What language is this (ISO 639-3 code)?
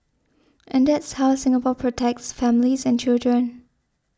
eng